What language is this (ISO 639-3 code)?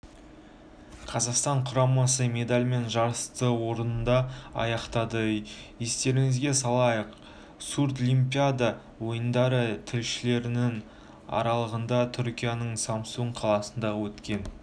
kaz